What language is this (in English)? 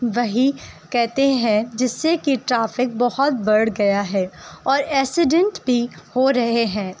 Urdu